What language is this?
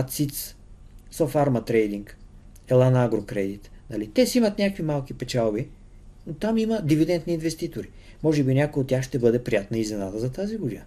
Bulgarian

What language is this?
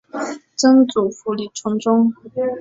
Chinese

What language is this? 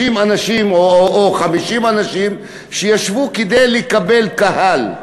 Hebrew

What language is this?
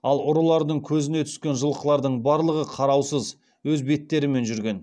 Kazakh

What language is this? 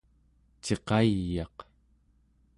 Central Yupik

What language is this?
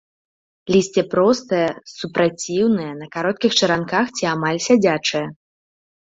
Belarusian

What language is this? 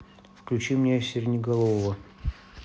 Russian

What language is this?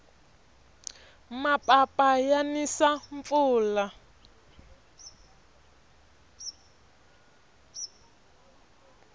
Tsonga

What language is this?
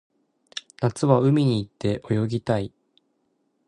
Japanese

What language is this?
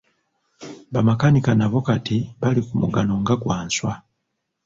Ganda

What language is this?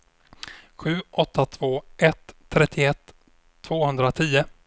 Swedish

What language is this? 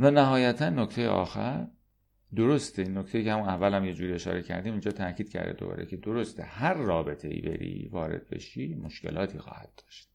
Persian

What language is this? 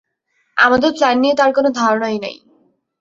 Bangla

